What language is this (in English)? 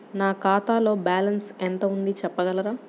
Telugu